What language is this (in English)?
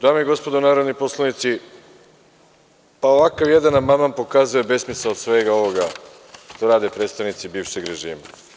Serbian